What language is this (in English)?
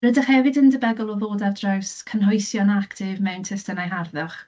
Welsh